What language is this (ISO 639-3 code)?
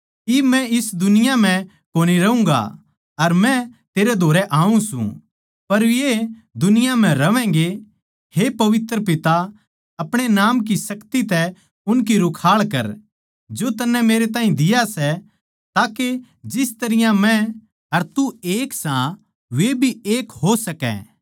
bgc